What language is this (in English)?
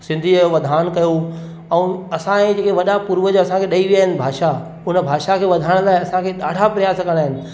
Sindhi